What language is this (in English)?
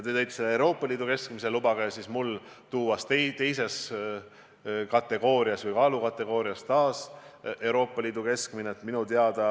Estonian